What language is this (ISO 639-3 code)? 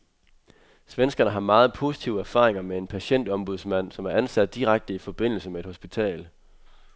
dan